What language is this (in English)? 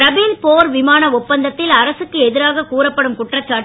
Tamil